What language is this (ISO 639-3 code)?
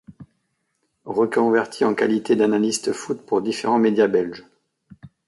fra